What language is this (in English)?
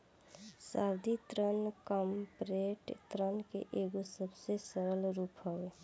Bhojpuri